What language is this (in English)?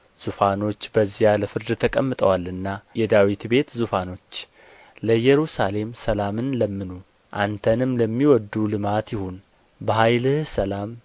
Amharic